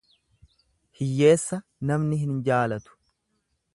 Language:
Oromo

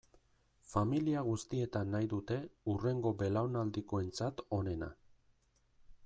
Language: Basque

